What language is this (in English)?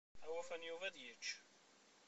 Kabyle